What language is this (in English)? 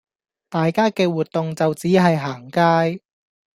Cantonese